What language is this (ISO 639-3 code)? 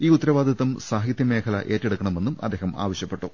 mal